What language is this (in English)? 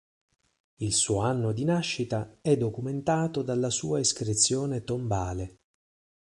Italian